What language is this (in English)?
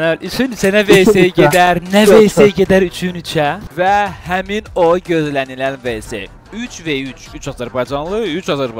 Turkish